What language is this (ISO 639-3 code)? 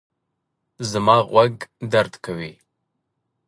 pus